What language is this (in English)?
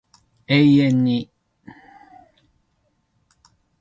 Japanese